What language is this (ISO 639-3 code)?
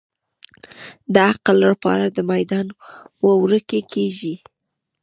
pus